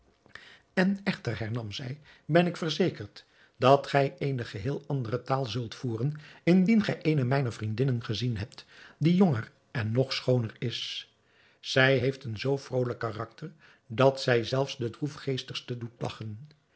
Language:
Dutch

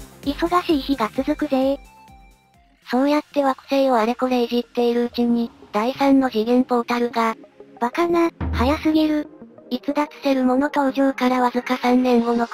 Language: Japanese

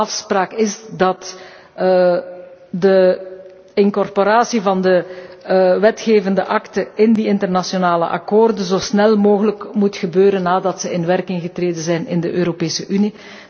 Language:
Dutch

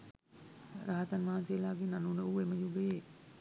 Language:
Sinhala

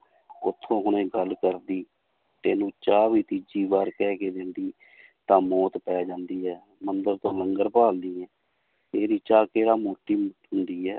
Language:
Punjabi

